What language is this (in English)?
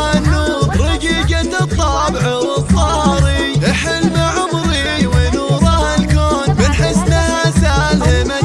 Arabic